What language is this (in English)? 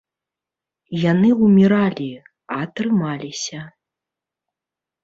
Belarusian